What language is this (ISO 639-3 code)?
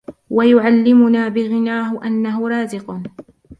ara